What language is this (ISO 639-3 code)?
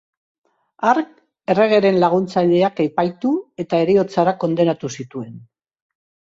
eus